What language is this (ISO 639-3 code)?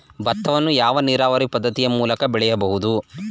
kan